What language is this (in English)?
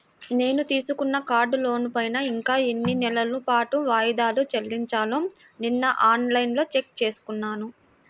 Telugu